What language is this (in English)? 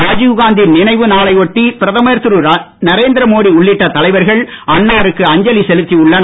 Tamil